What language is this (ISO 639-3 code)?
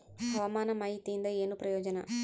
kan